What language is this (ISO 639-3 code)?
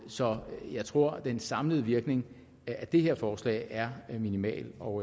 dan